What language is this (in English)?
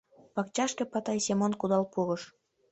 Mari